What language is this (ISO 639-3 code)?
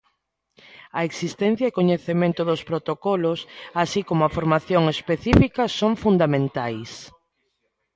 glg